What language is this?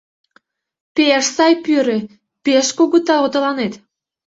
Mari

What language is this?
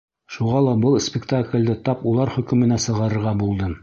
Bashkir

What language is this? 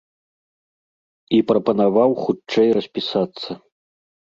Belarusian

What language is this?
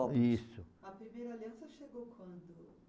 Portuguese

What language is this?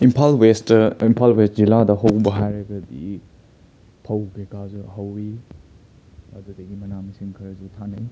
Manipuri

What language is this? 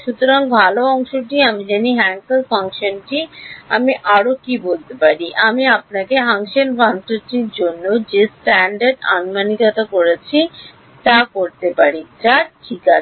Bangla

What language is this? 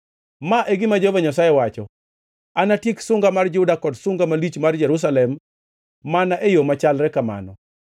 Luo (Kenya and Tanzania)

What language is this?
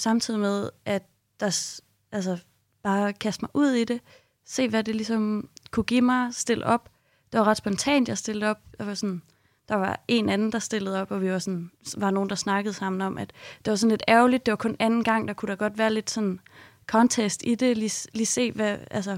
Danish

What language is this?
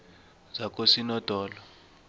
South Ndebele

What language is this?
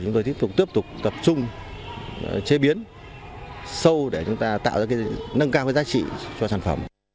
Vietnamese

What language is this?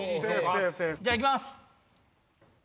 Japanese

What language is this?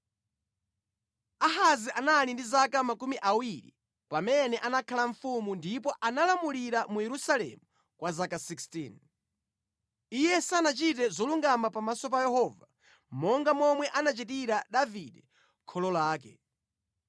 Nyanja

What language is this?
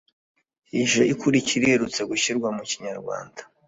Kinyarwanda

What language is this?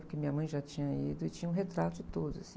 Portuguese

